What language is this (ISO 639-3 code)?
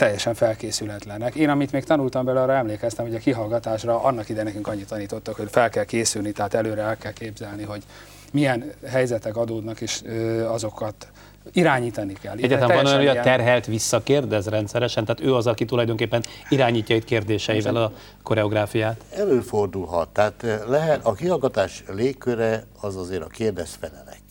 hun